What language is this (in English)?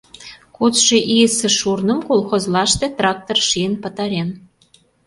Mari